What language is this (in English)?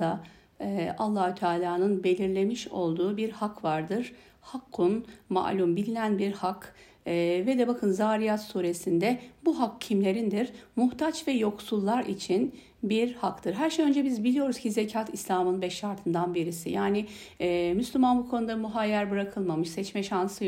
Turkish